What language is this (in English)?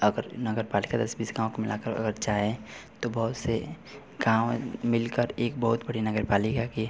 Hindi